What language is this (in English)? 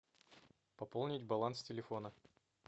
Russian